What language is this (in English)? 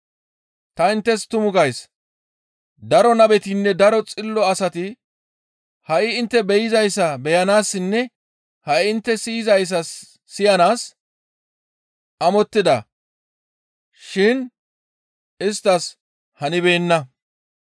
Gamo